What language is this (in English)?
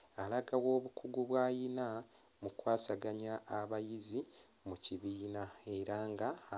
Ganda